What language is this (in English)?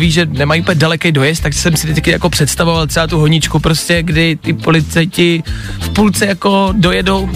Czech